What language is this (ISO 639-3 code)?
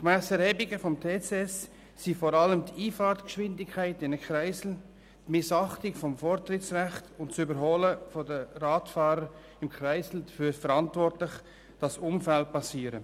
gsw